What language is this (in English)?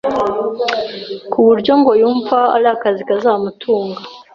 Kinyarwanda